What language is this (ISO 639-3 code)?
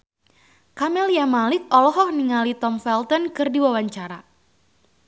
sun